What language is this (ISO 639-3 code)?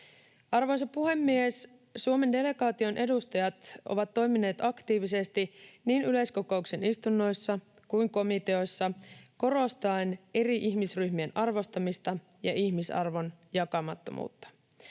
fin